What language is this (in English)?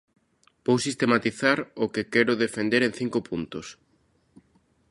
Galician